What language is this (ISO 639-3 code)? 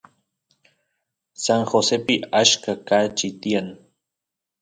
qus